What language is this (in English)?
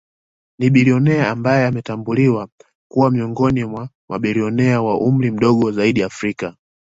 Swahili